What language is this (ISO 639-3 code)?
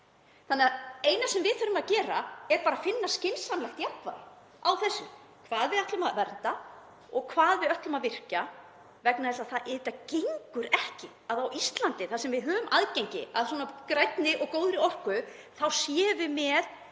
isl